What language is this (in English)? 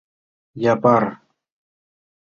Mari